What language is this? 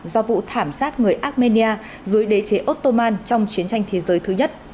Vietnamese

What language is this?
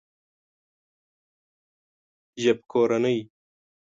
Pashto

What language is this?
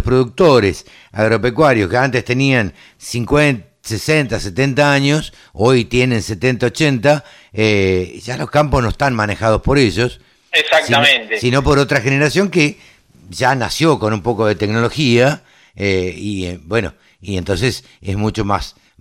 Spanish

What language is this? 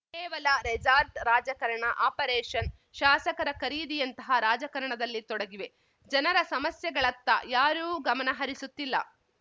Kannada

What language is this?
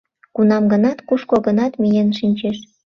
Mari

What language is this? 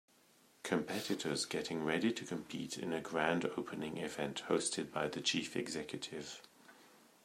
English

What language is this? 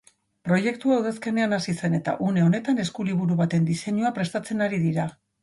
Basque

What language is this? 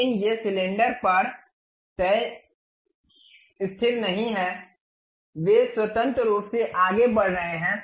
Hindi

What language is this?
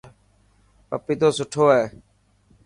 Dhatki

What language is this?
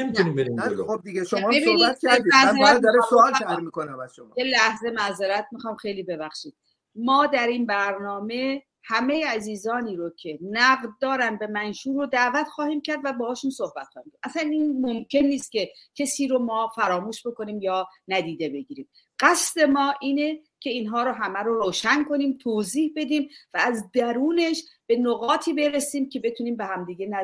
Persian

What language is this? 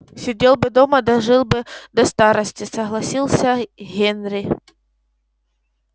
Russian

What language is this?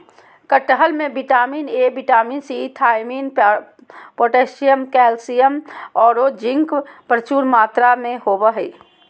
Magahi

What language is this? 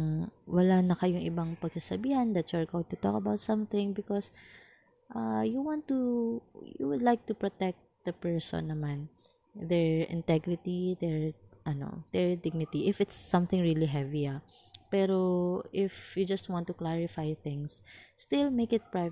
Filipino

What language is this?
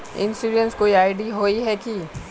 Magahi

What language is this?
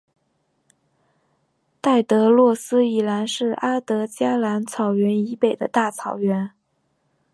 Chinese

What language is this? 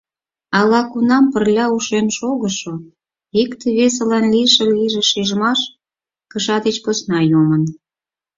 Mari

